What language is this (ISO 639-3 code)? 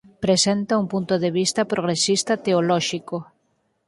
glg